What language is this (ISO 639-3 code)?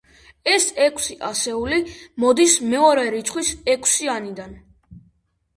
kat